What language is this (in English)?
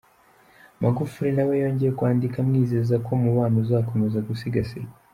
Kinyarwanda